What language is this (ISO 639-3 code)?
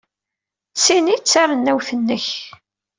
kab